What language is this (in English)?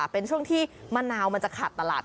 Thai